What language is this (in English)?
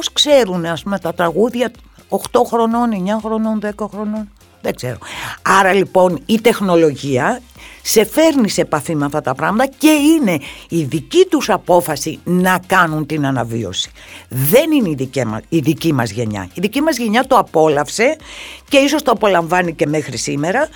Greek